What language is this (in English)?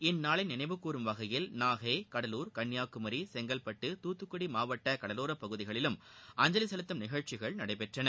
Tamil